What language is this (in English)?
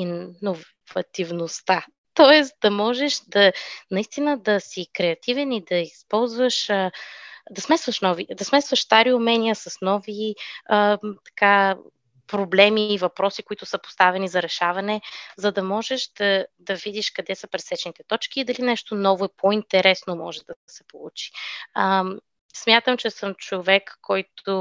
Bulgarian